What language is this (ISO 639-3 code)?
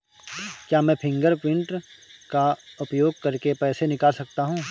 hin